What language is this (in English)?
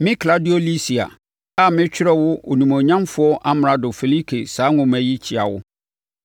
Akan